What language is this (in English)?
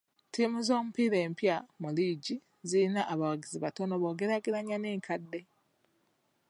Ganda